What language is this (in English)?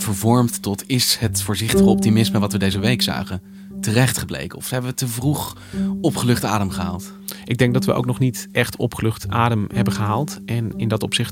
Dutch